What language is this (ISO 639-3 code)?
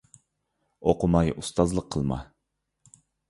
uig